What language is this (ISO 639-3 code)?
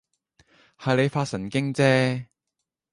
yue